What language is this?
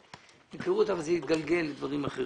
Hebrew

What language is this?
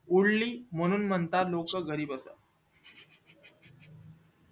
Marathi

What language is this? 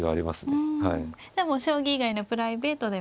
Japanese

